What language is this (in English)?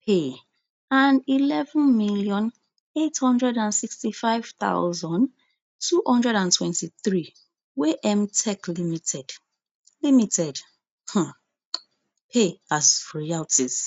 Nigerian Pidgin